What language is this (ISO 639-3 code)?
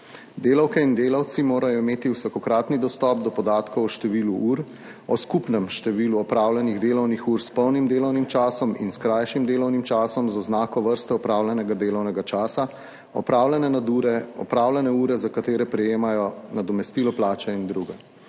slv